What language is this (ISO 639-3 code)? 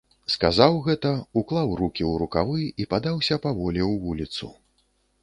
bel